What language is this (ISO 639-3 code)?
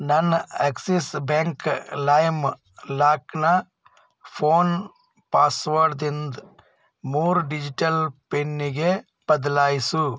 kan